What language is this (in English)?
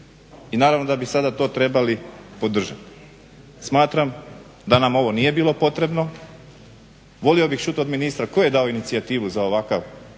Croatian